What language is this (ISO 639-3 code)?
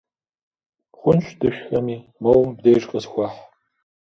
kbd